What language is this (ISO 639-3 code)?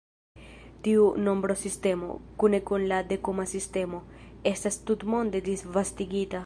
epo